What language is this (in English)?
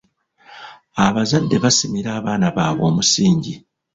Ganda